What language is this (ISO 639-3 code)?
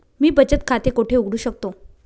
mar